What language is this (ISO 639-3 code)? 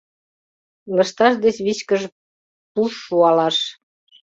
chm